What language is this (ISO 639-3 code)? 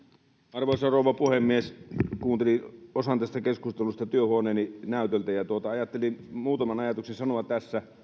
fin